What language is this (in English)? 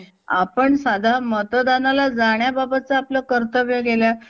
Marathi